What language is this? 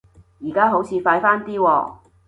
Cantonese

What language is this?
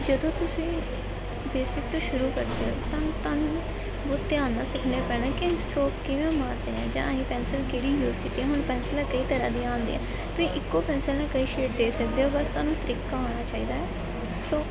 Punjabi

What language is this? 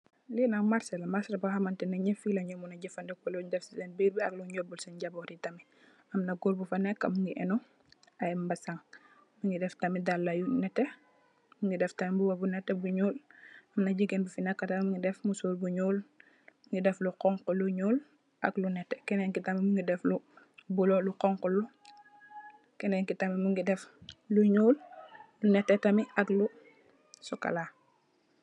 Wolof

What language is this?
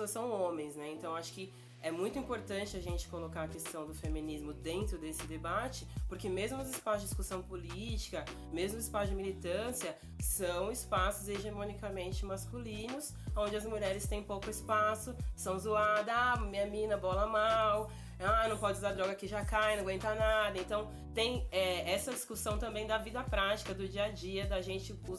Portuguese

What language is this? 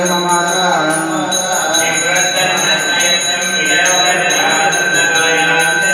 Kannada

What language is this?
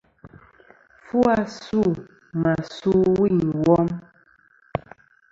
Kom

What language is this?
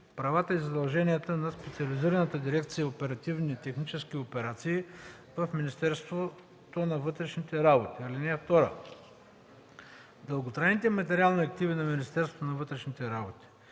Bulgarian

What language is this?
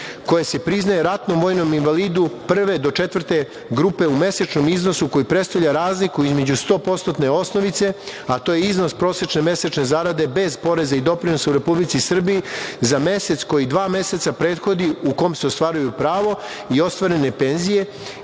Serbian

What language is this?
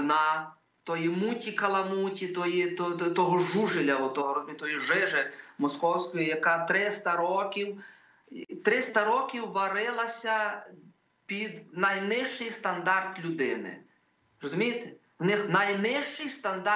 Ukrainian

